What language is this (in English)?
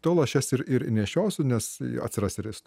Lithuanian